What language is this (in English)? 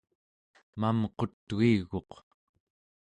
Central Yupik